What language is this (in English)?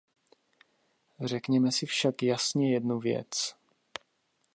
Czech